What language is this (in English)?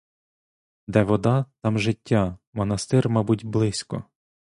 Ukrainian